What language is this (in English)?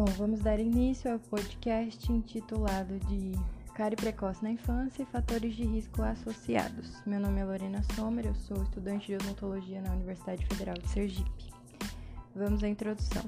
Portuguese